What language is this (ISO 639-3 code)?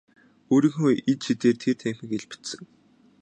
mon